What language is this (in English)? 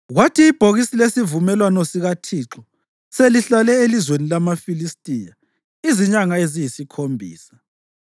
North Ndebele